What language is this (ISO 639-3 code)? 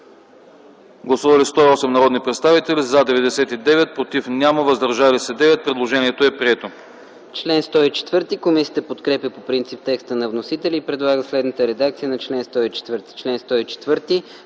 bul